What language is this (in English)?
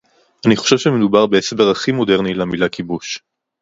Hebrew